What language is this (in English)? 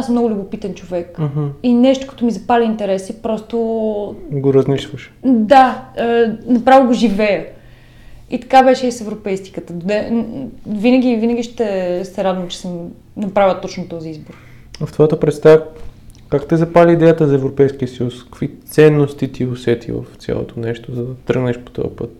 Bulgarian